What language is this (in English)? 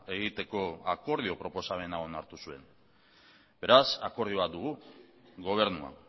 Basque